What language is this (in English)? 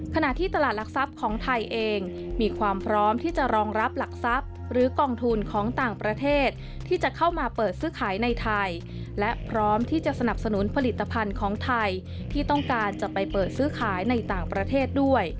Thai